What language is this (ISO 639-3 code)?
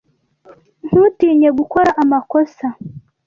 kin